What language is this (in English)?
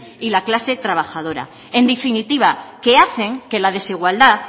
Spanish